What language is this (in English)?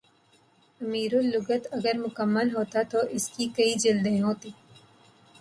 Urdu